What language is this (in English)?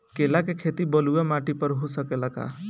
Bhojpuri